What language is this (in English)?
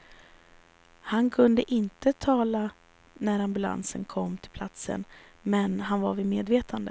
Swedish